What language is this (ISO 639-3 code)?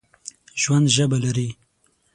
pus